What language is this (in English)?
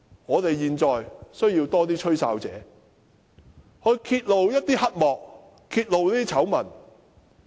Cantonese